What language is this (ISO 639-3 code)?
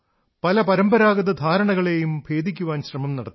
mal